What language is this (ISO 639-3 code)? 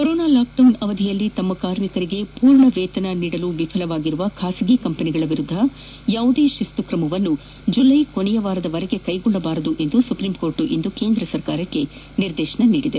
kan